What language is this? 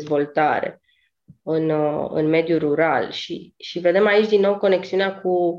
Romanian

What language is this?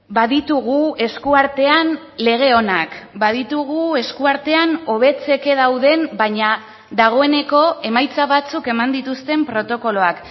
Basque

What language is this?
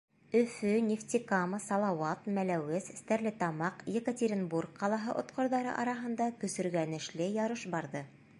Bashkir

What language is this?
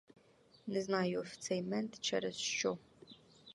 Ukrainian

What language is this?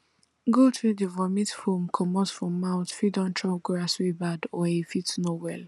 Nigerian Pidgin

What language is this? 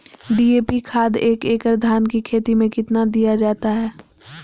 Magahi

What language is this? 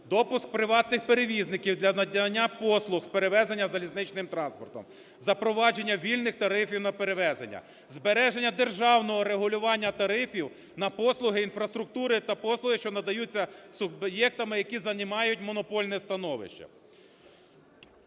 Ukrainian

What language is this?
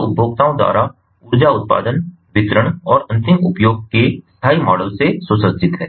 Hindi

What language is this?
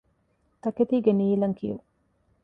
Divehi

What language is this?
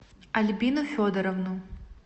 Russian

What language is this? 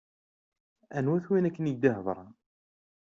Kabyle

